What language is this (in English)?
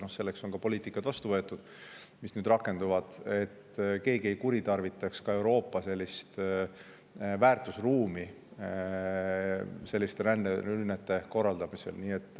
Estonian